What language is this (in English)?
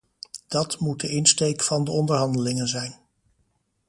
Dutch